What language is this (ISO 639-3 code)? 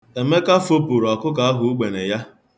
ibo